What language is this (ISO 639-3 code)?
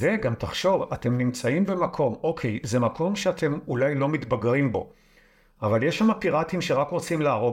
heb